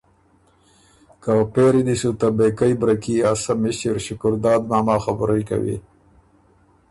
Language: Ormuri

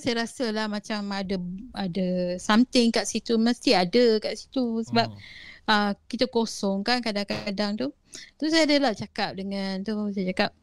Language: Malay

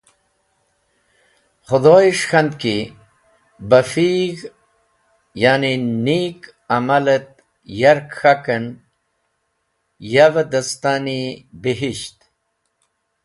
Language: Wakhi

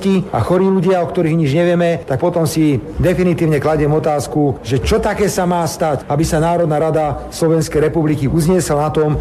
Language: Slovak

